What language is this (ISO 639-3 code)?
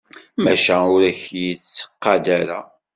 kab